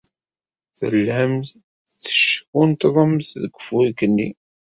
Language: Kabyle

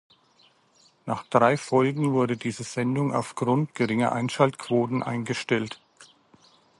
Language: German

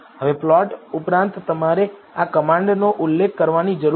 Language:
Gujarati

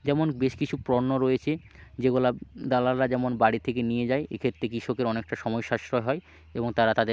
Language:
Bangla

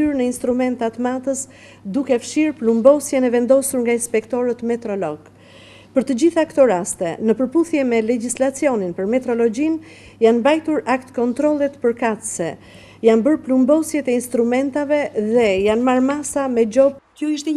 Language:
Romanian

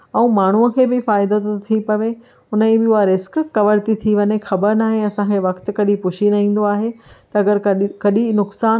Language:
Sindhi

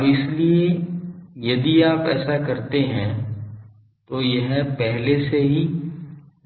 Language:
Hindi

